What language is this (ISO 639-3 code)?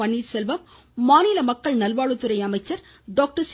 tam